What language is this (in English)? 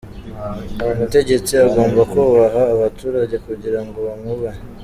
Kinyarwanda